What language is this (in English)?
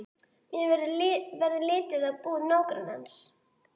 Icelandic